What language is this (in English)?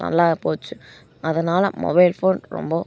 Tamil